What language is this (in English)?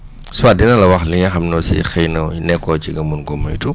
Wolof